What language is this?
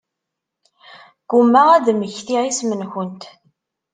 Kabyle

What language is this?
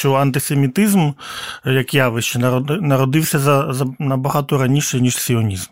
Ukrainian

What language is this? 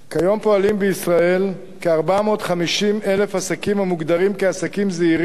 Hebrew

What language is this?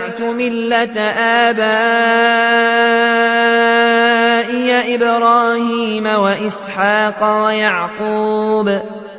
Arabic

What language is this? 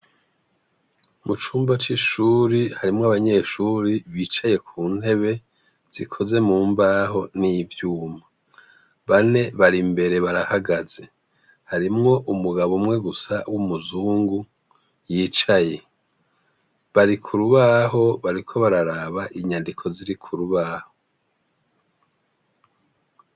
Rundi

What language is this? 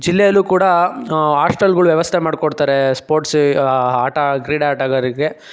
Kannada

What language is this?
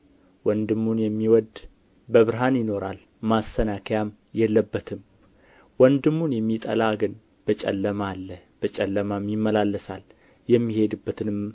Amharic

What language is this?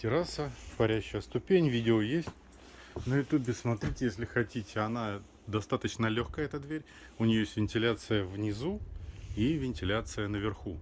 Russian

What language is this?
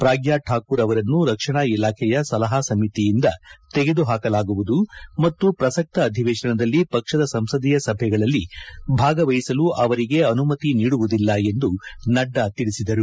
Kannada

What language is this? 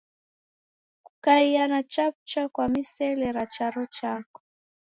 Taita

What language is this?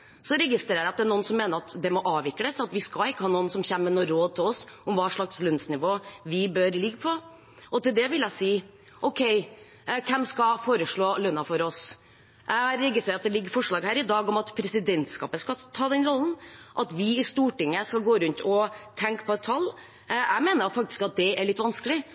Norwegian Bokmål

